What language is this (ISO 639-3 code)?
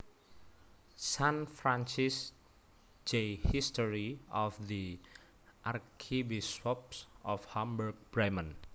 jav